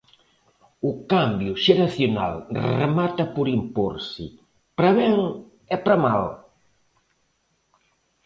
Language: Galician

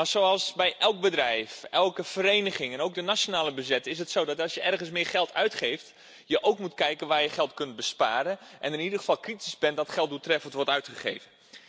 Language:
Dutch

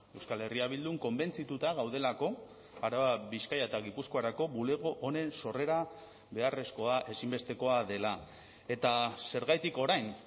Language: Basque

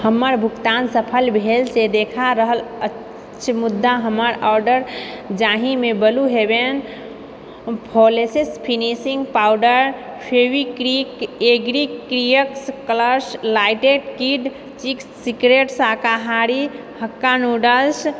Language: Maithili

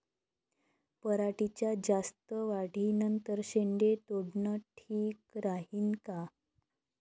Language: Marathi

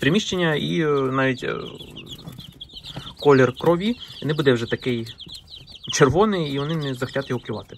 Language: Ukrainian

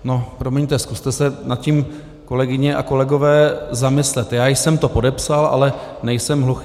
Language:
Czech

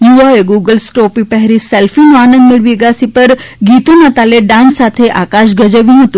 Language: Gujarati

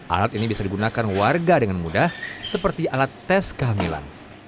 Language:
Indonesian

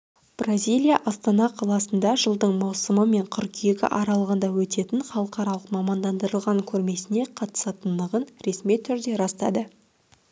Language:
Kazakh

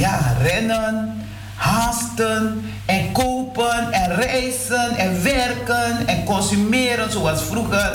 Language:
Dutch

